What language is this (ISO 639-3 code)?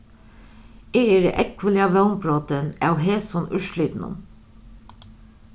fao